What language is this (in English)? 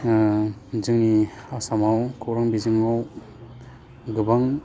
Bodo